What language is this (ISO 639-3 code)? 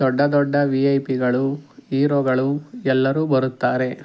kan